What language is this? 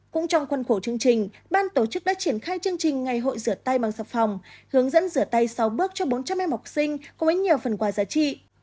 Vietnamese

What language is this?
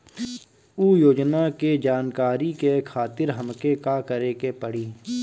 Bhojpuri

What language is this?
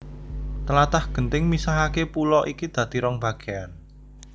Javanese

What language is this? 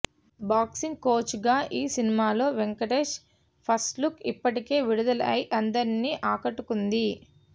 Telugu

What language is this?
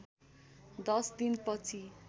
Nepali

